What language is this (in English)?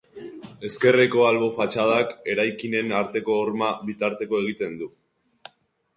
Basque